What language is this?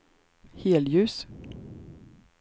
Swedish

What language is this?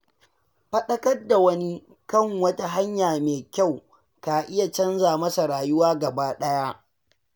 Hausa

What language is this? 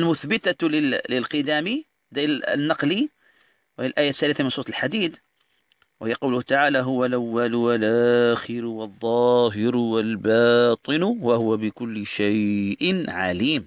Arabic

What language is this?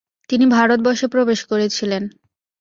Bangla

